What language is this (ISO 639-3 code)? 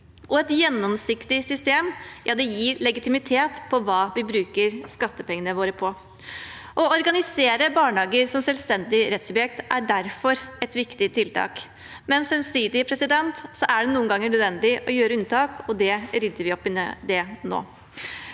nor